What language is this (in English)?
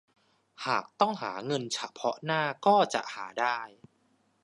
Thai